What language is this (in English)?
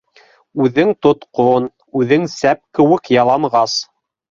Bashkir